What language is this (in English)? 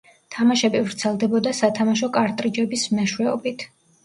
Georgian